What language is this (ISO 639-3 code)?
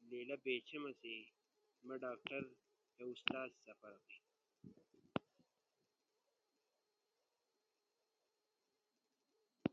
ush